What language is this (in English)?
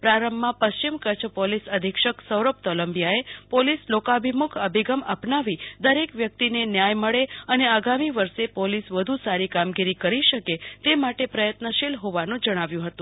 Gujarati